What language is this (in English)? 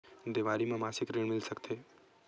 Chhattisgarhi